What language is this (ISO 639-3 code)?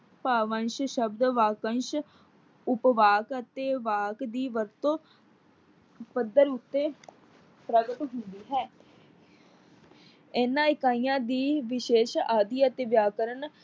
pan